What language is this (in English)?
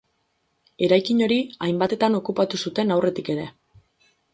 Basque